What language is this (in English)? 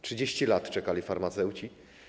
Polish